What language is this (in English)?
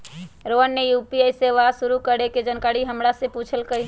Magahi